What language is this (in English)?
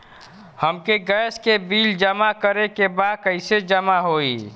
Bhojpuri